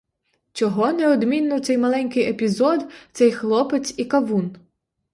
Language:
Ukrainian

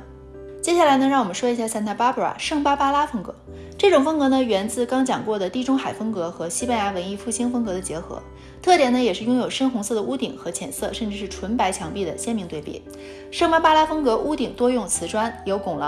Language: Chinese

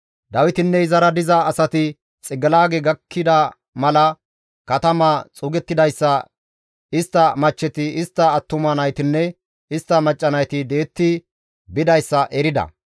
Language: Gamo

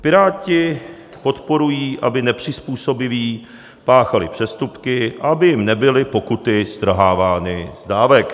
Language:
Czech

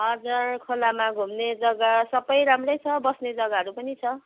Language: Nepali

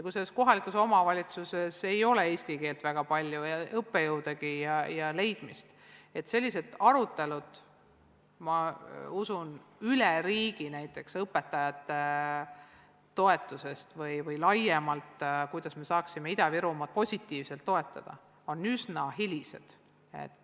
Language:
Estonian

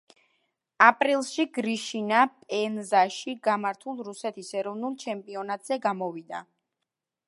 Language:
Georgian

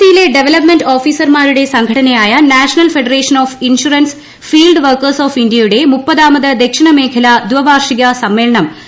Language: Malayalam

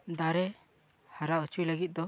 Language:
Santali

